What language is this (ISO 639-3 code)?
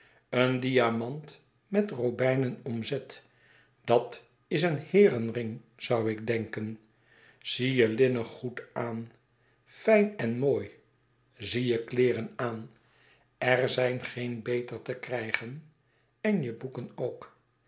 nld